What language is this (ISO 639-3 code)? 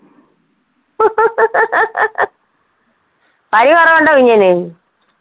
mal